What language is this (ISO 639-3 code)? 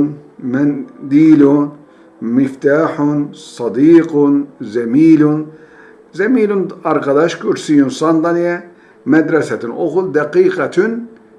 tur